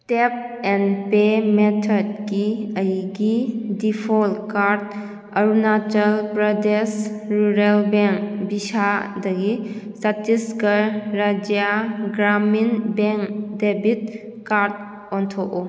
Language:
Manipuri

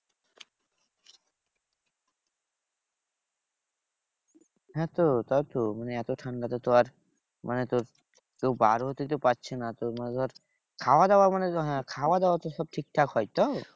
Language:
Bangla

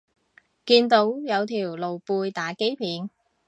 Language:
Cantonese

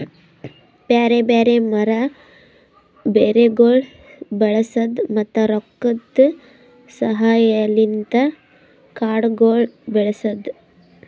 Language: Kannada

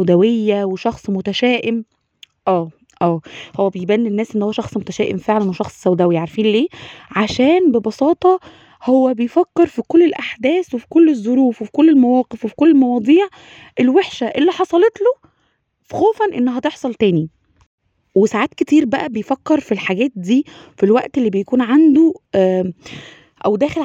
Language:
Arabic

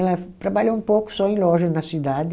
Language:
Portuguese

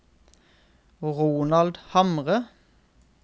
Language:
Norwegian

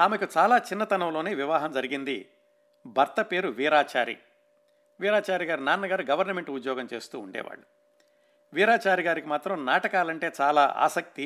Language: Telugu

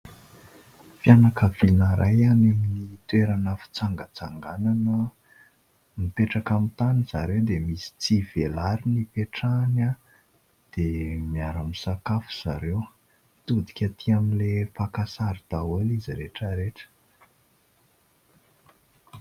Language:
Malagasy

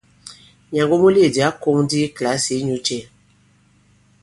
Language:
Bankon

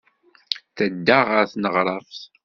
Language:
Kabyle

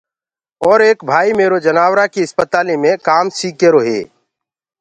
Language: Gurgula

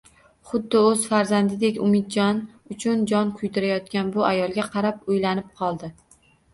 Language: Uzbek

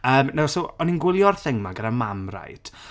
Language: Welsh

